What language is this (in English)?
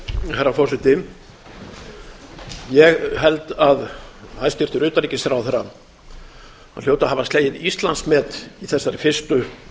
Icelandic